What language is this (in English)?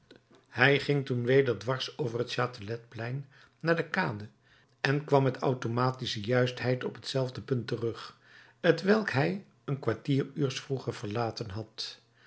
Dutch